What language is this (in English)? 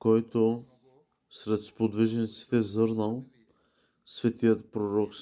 Bulgarian